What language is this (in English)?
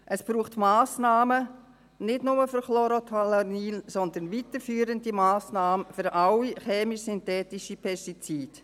Swiss German